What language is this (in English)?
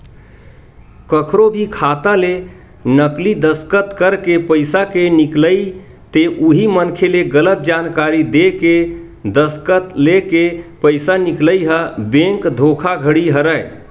Chhattisgarhi